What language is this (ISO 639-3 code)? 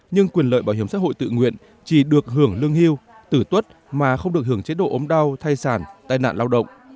vie